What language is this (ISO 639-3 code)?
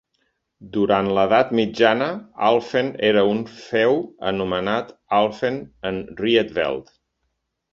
cat